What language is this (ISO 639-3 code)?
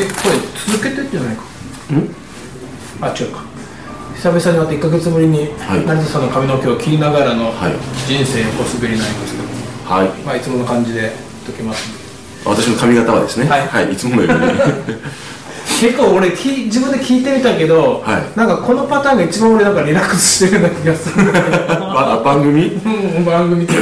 jpn